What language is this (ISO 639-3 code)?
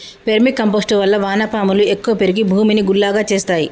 tel